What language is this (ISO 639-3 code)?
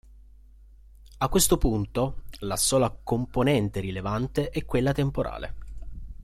ita